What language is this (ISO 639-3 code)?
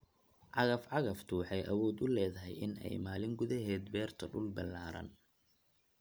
som